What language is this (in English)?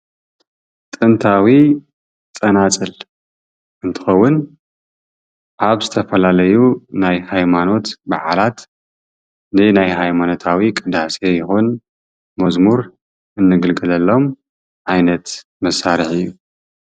Tigrinya